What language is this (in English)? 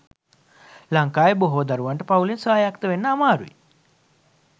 Sinhala